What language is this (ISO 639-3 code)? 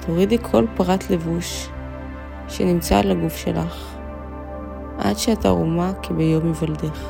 heb